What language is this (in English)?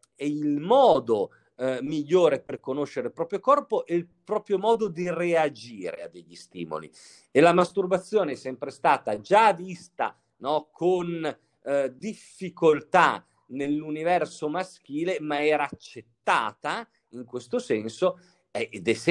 Italian